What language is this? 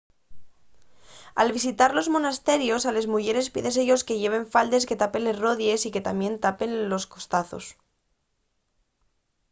Asturian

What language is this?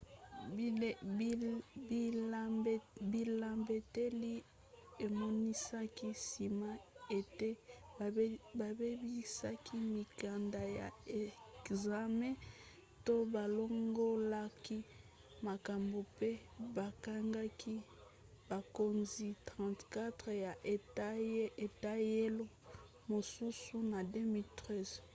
Lingala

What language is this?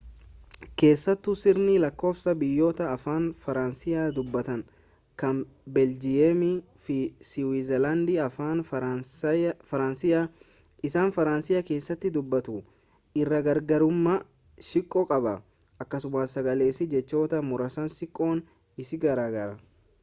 Oromo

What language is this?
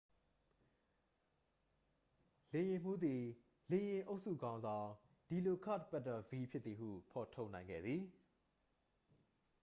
Burmese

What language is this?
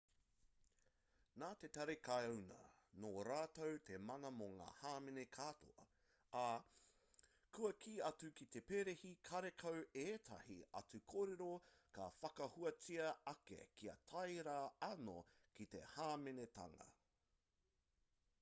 Māori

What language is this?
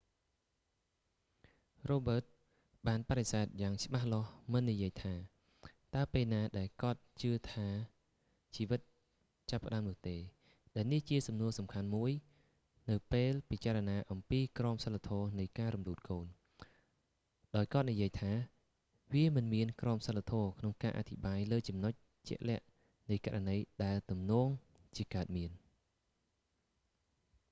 Khmer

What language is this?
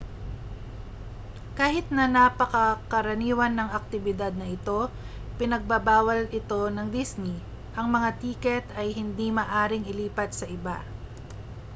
Filipino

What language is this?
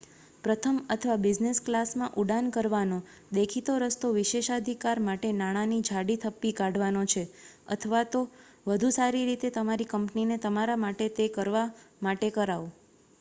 Gujarati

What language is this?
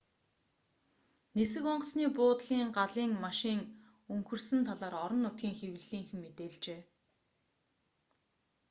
Mongolian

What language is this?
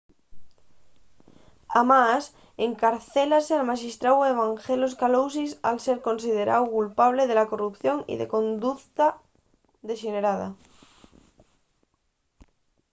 Asturian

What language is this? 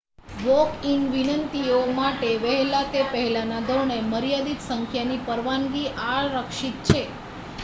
Gujarati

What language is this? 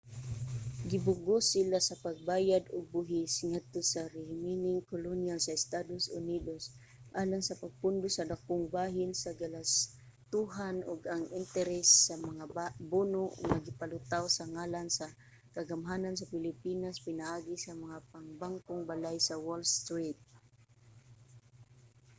Cebuano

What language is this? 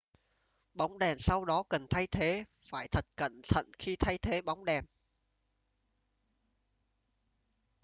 Vietnamese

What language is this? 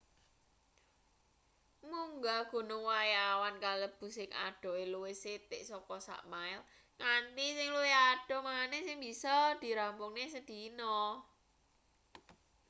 Javanese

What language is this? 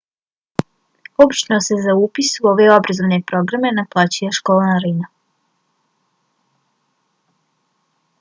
Bosnian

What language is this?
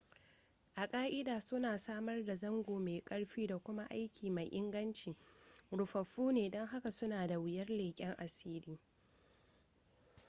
Hausa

